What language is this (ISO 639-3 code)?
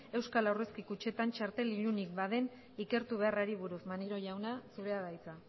eus